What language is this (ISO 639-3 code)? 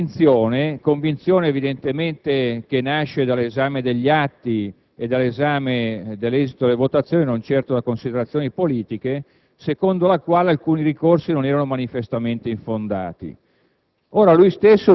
ita